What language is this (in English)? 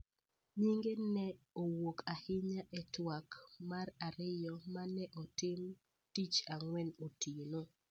Luo (Kenya and Tanzania)